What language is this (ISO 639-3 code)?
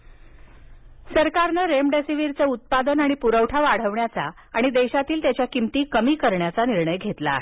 mar